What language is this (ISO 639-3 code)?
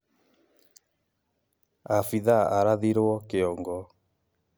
kik